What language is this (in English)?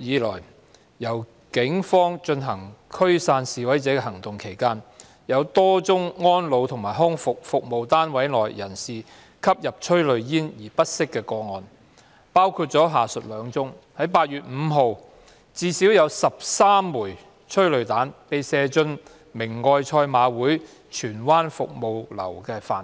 Cantonese